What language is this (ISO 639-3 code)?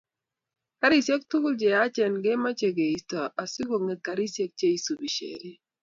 kln